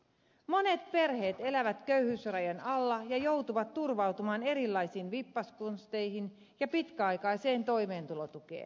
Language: Finnish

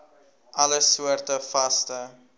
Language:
Afrikaans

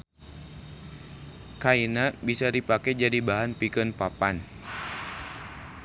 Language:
Sundanese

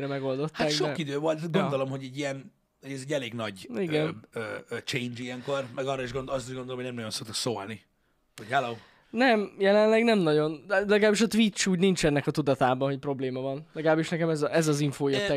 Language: Hungarian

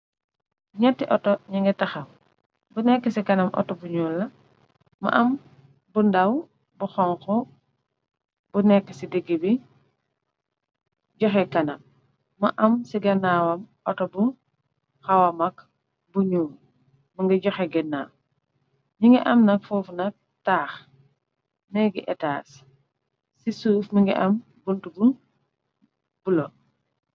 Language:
Wolof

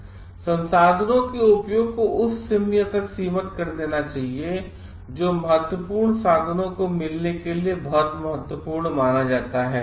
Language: Hindi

